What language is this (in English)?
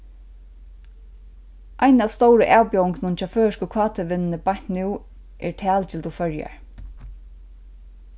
Faroese